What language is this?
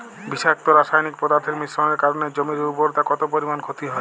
Bangla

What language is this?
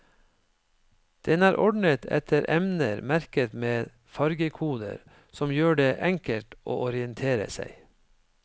Norwegian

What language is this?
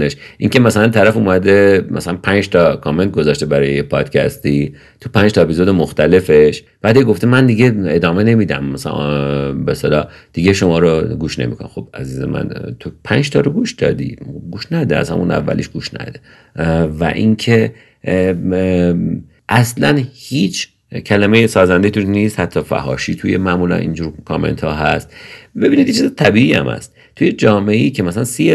Persian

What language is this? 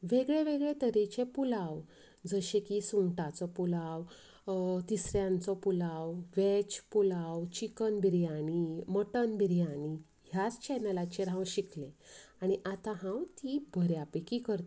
Konkani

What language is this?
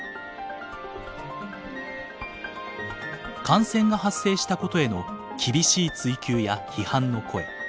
Japanese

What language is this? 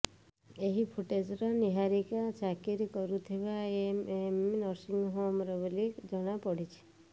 Odia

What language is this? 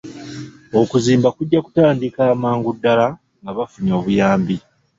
Ganda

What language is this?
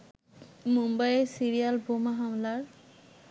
Bangla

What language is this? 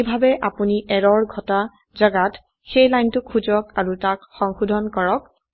Assamese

